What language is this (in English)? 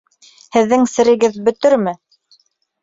Bashkir